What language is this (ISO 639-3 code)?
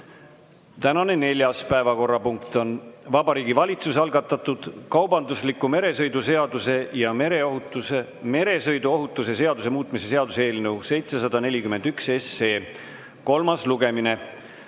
est